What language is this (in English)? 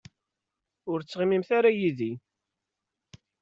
Kabyle